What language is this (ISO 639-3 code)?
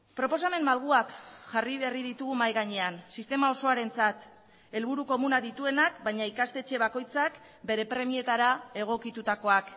eus